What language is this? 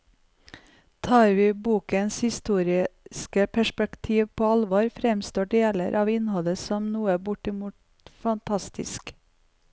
Norwegian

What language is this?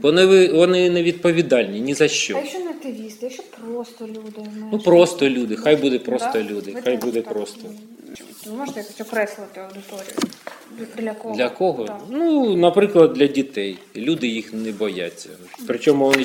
Ukrainian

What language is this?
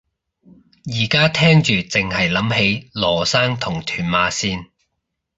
Cantonese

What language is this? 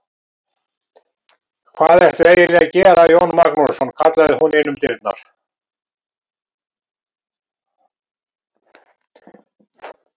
Icelandic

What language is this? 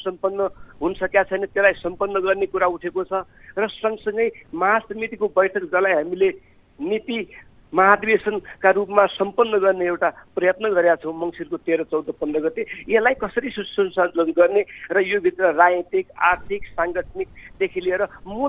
Hindi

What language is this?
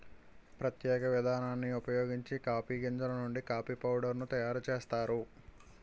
Telugu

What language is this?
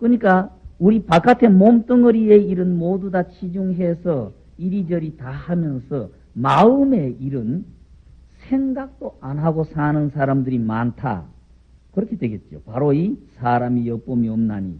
Korean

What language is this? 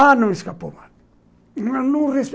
Portuguese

